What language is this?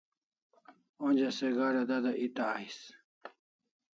Kalasha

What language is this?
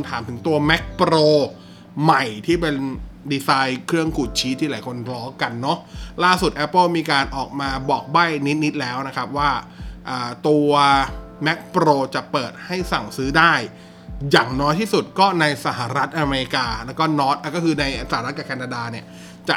Thai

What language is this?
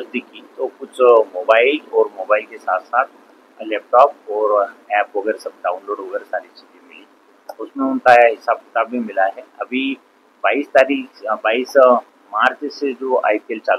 Hindi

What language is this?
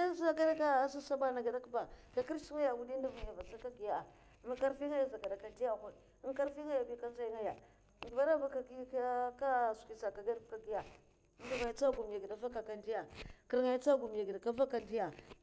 Mafa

